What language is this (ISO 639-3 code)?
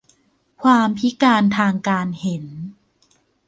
tha